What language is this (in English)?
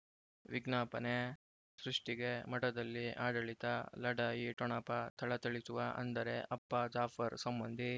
Kannada